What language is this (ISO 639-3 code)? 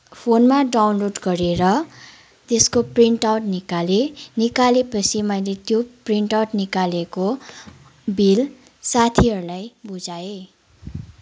nep